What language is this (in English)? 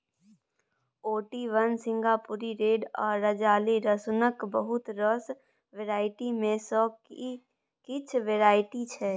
Maithili